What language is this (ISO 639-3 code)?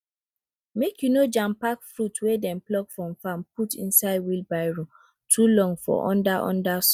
pcm